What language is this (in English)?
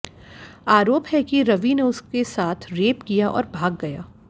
Hindi